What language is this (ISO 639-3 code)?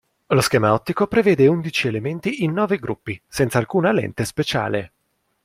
ita